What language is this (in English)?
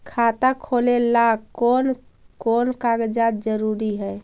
Magahi